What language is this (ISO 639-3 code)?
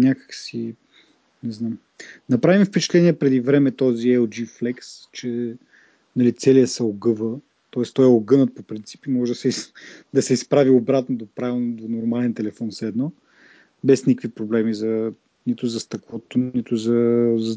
bul